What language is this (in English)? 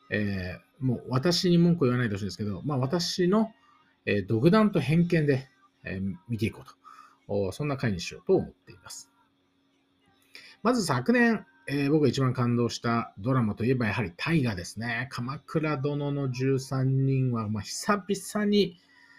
Japanese